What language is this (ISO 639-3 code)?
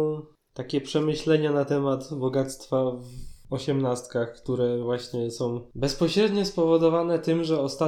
pol